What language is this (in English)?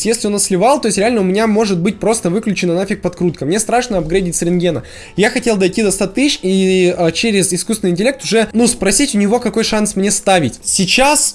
Russian